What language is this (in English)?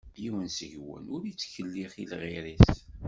Kabyle